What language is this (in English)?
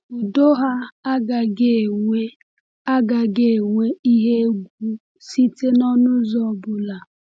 Igbo